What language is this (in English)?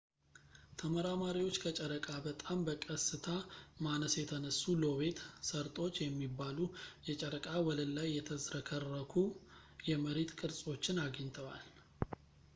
Amharic